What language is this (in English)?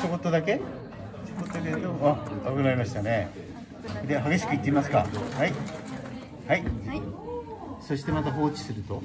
Japanese